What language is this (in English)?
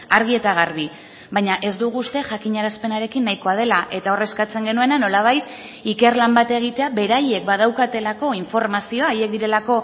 Basque